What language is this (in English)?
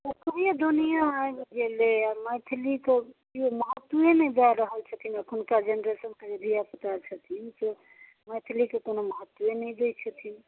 Maithili